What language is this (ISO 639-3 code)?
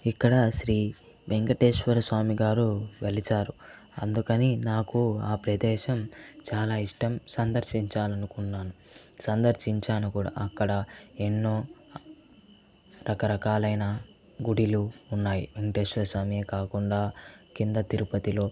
tel